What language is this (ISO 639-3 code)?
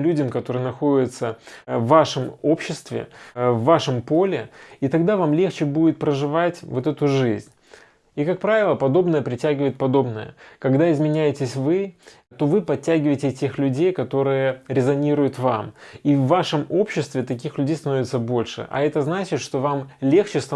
rus